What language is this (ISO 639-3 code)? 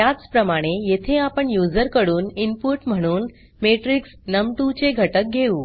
mar